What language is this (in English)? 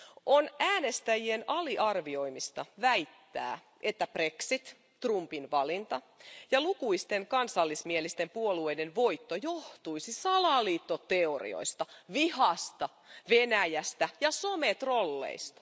Finnish